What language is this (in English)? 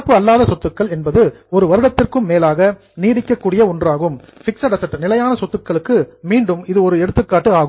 Tamil